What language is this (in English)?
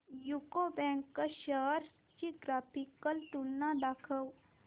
Marathi